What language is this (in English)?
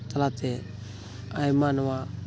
Santali